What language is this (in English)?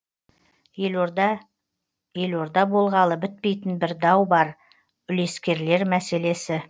Kazakh